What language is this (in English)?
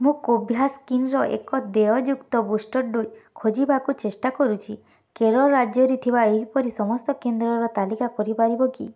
Odia